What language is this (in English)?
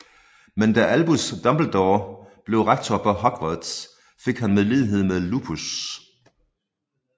Danish